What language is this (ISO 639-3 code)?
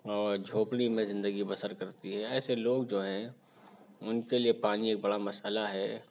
urd